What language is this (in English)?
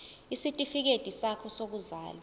Zulu